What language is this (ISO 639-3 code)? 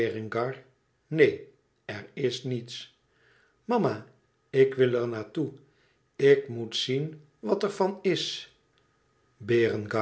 nld